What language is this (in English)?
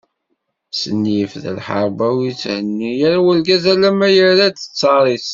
Kabyle